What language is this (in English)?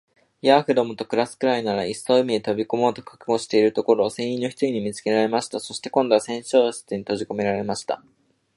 Japanese